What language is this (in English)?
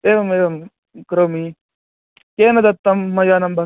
Sanskrit